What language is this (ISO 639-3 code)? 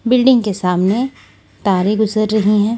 hin